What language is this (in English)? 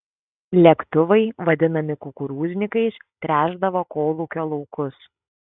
Lithuanian